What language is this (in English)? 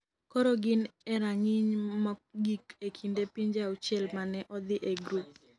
Luo (Kenya and Tanzania)